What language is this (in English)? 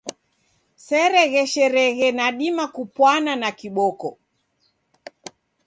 Taita